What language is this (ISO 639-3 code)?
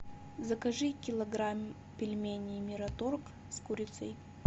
rus